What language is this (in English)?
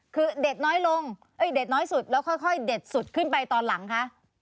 Thai